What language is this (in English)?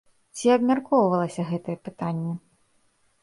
Belarusian